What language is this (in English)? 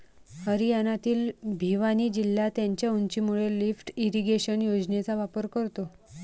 Marathi